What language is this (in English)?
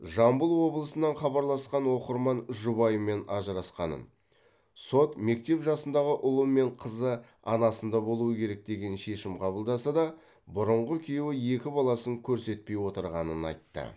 Kazakh